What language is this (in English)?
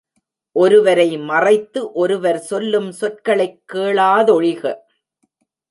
Tamil